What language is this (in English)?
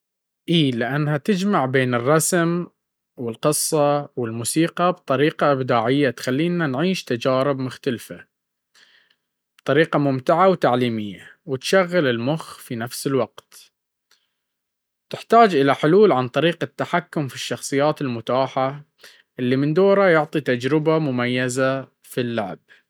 Baharna Arabic